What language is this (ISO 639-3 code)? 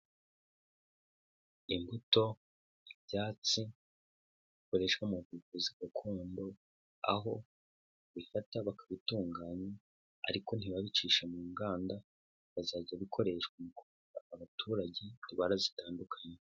kin